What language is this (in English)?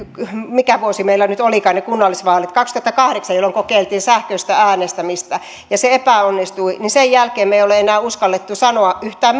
Finnish